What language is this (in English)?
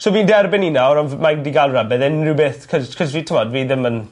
Welsh